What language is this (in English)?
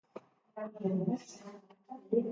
Basque